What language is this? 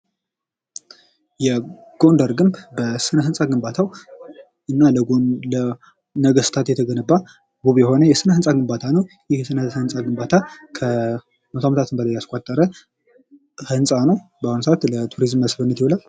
Amharic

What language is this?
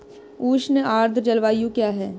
Hindi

